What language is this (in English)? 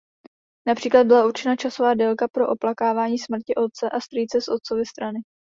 Czech